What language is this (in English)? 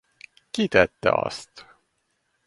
Hungarian